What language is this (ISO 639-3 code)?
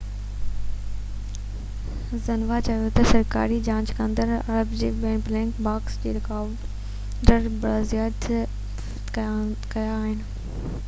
snd